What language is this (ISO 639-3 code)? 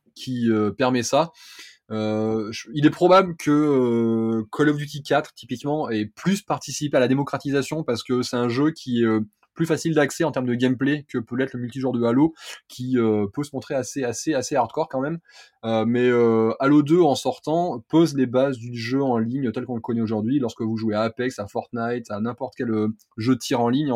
fra